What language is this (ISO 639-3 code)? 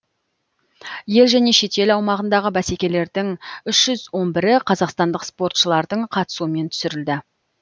kaz